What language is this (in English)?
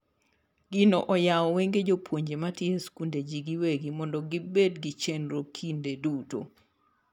Luo (Kenya and Tanzania)